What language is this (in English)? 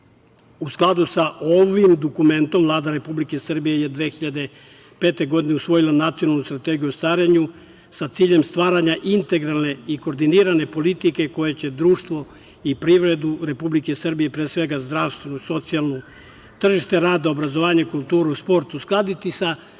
Serbian